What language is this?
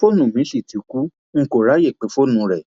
Yoruba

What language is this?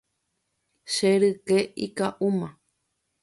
Guarani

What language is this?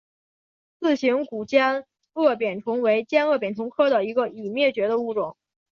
Chinese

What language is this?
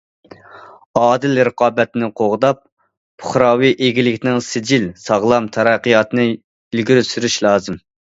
Uyghur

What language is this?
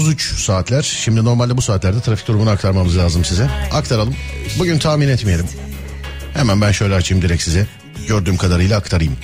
Turkish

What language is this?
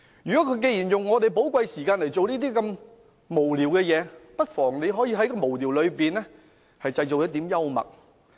Cantonese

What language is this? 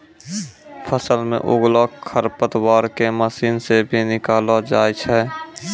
Maithili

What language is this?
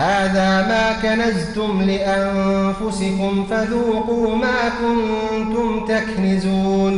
Arabic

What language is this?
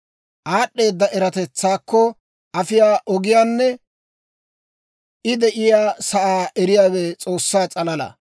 Dawro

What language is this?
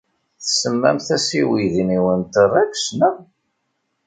Kabyle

